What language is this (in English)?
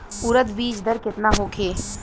Bhojpuri